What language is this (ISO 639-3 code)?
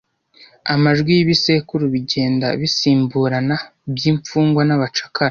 kin